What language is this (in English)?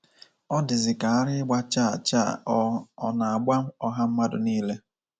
Igbo